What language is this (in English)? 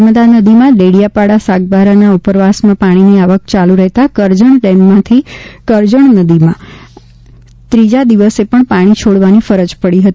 Gujarati